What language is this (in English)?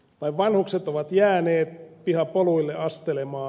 Finnish